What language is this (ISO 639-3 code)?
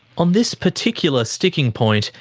eng